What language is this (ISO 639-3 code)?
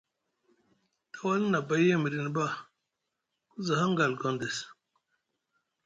mug